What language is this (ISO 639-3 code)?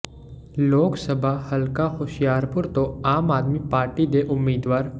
pan